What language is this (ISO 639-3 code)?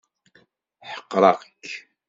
kab